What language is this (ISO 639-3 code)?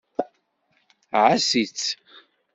kab